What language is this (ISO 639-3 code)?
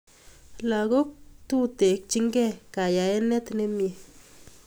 kln